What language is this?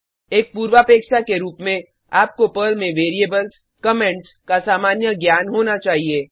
Hindi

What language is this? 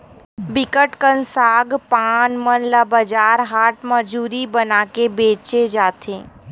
Chhattisgarhi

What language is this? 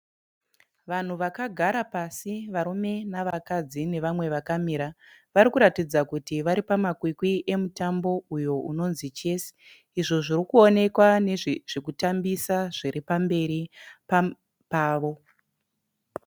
Shona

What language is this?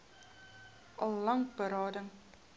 Afrikaans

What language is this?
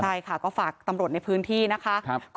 Thai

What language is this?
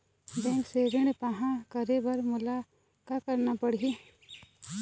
Chhattisgarhi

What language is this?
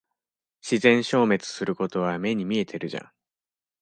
Japanese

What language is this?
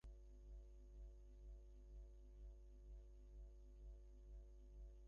Bangla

